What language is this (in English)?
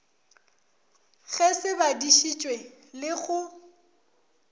Northern Sotho